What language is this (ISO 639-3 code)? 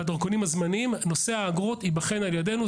heb